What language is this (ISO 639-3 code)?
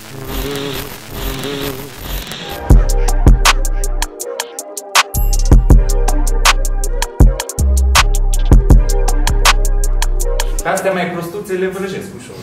ron